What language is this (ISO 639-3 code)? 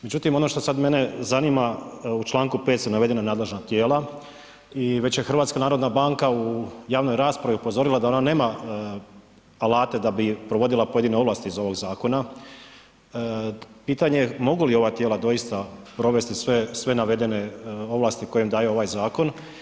hrv